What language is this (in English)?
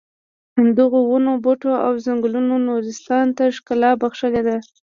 Pashto